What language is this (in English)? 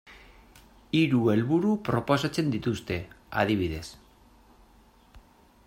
Basque